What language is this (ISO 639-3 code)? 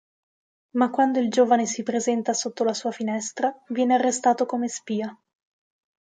ita